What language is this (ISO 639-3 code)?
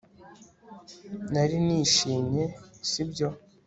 kin